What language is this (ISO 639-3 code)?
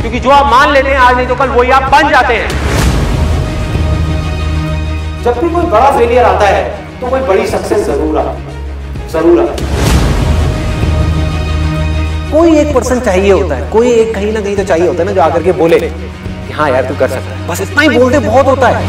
hin